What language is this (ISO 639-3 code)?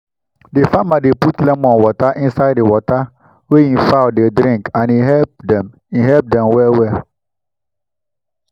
pcm